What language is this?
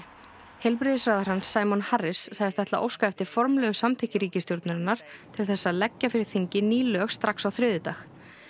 Icelandic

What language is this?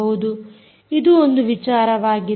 Kannada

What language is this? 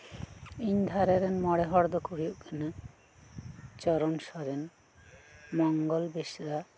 Santali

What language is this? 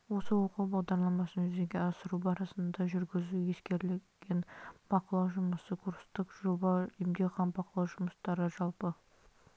Kazakh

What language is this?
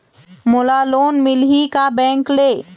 Chhattisgarhi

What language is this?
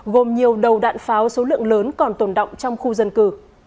Vietnamese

